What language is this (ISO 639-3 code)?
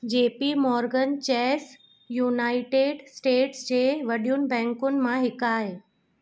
snd